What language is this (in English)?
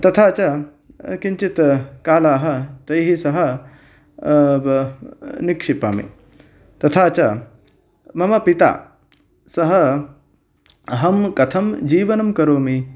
Sanskrit